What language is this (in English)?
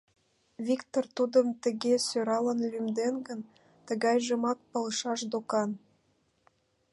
Mari